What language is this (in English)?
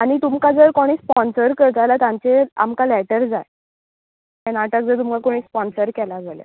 Konkani